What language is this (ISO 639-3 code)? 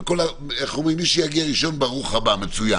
heb